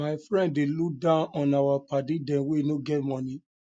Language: Nigerian Pidgin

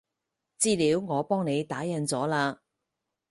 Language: Cantonese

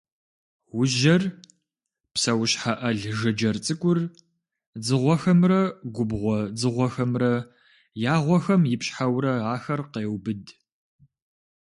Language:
Kabardian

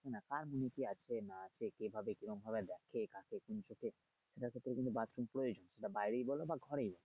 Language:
Bangla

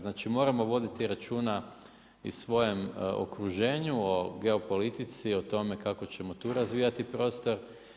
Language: Croatian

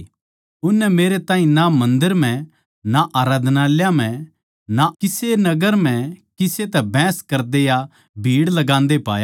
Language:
Haryanvi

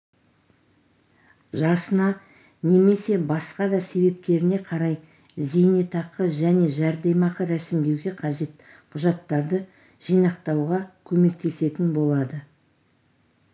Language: Kazakh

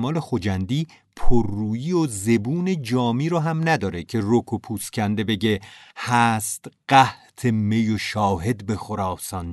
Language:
Persian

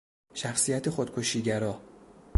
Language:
Persian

